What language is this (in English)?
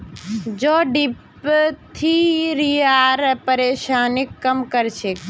Magahi